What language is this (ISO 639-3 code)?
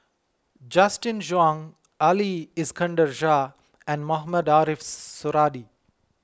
eng